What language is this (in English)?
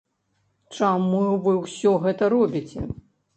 Belarusian